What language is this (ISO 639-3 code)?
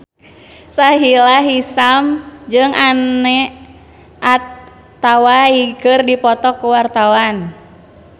sun